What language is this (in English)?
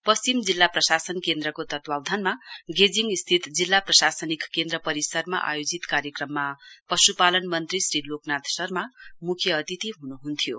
Nepali